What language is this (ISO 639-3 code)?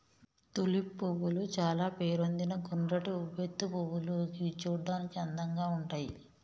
tel